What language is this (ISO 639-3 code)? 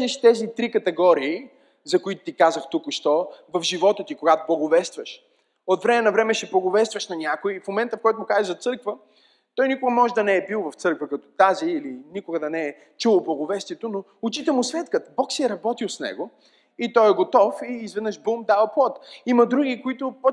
bul